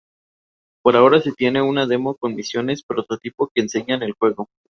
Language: Spanish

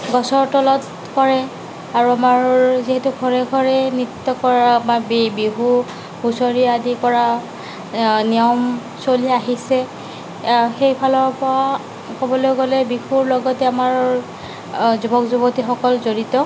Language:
Assamese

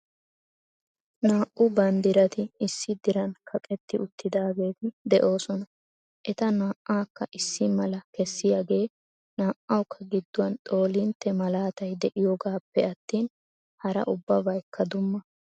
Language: Wolaytta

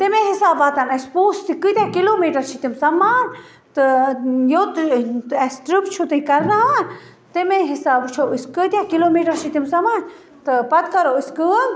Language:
Kashmiri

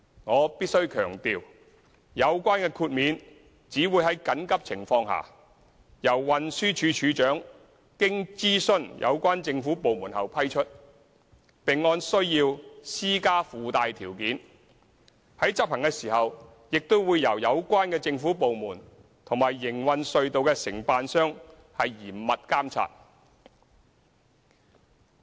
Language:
Cantonese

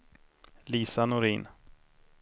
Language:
Swedish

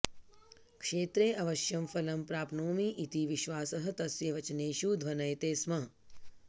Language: Sanskrit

